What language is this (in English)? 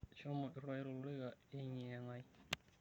Masai